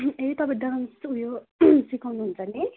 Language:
Nepali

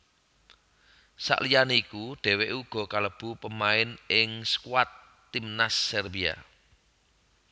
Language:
Javanese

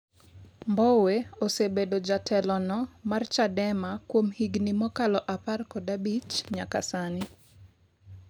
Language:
Luo (Kenya and Tanzania)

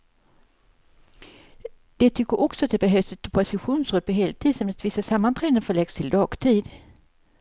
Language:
Swedish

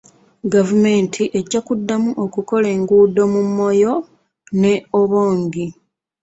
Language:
Ganda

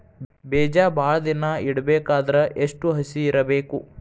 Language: Kannada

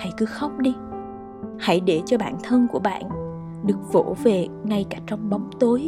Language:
Vietnamese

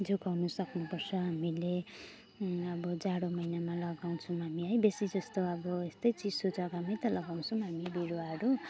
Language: Nepali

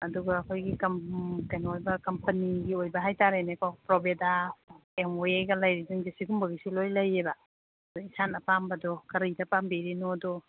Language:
Manipuri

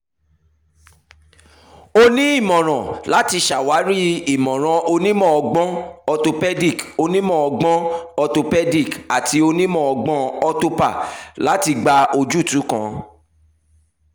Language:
Yoruba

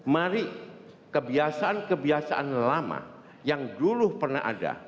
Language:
Indonesian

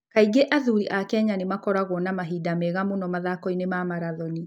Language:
Kikuyu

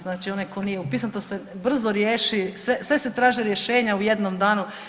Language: Croatian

